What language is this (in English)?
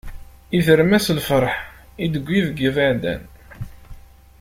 Kabyle